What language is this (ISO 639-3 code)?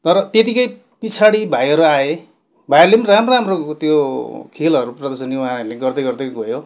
nep